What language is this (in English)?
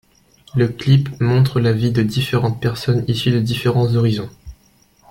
French